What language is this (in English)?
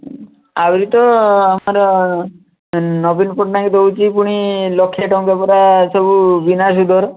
Odia